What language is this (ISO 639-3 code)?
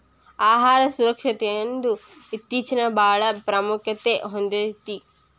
kan